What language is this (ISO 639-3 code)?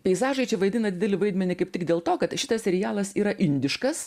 lit